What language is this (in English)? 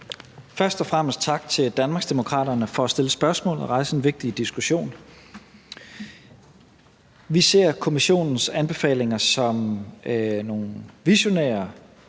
Danish